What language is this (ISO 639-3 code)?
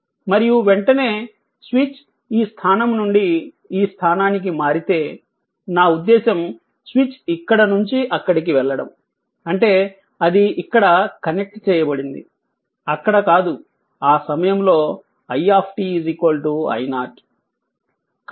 tel